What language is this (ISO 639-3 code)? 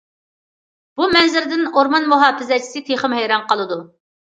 uig